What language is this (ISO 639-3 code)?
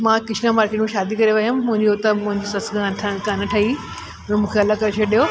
snd